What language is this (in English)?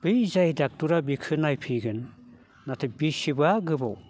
Bodo